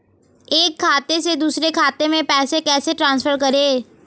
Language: Hindi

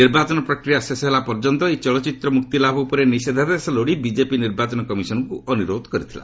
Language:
Odia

